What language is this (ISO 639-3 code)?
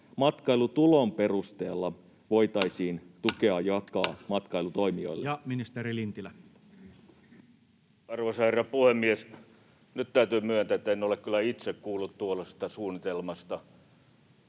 fin